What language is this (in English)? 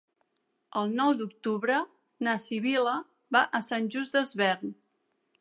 Catalan